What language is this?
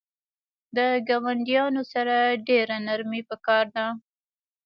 Pashto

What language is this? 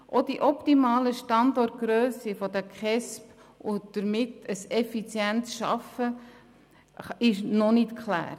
Swiss German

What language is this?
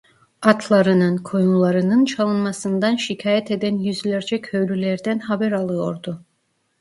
Turkish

